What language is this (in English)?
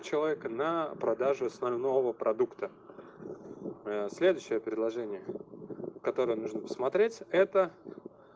Russian